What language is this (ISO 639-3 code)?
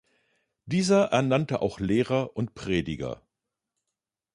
deu